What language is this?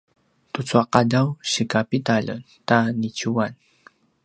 Paiwan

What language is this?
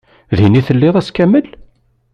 Kabyle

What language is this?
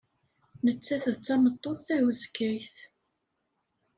Kabyle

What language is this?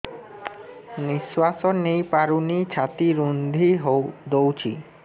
Odia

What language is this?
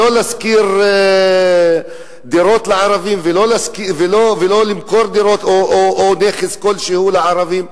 Hebrew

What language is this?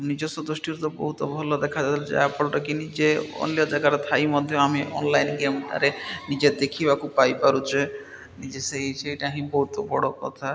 Odia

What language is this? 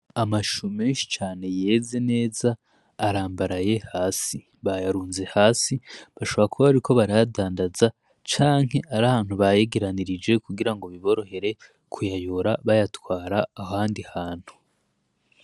Rundi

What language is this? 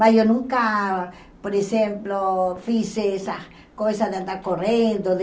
Portuguese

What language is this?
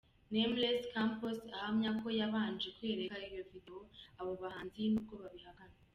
Kinyarwanda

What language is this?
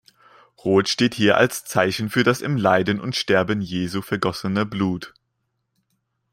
German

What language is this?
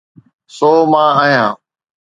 Sindhi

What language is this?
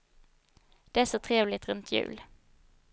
Swedish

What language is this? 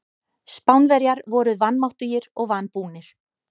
Icelandic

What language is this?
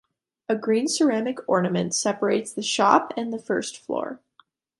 English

